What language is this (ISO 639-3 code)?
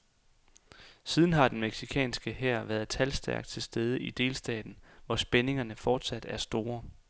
dan